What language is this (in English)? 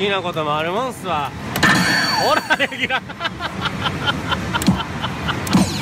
Japanese